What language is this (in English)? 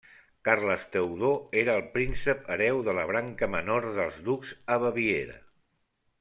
Catalan